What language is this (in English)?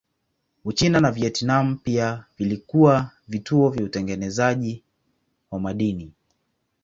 Swahili